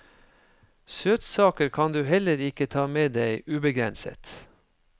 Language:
Norwegian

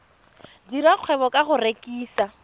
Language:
Tswana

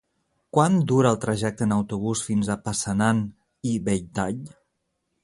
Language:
Catalan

